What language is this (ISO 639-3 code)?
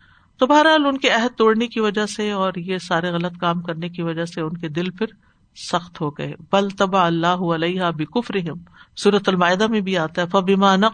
urd